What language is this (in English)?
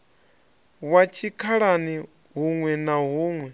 Venda